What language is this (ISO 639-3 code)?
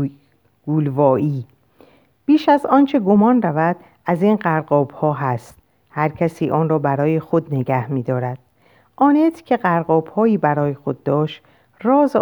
fas